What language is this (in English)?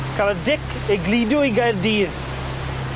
Welsh